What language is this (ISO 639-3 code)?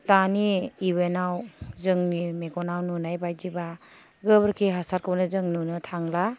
brx